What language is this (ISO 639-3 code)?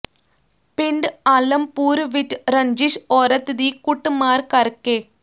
pan